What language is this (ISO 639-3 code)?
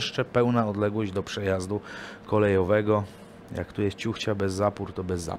pol